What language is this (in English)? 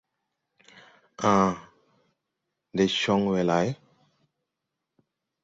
Tupuri